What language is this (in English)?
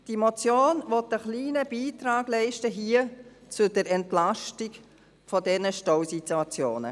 Swiss German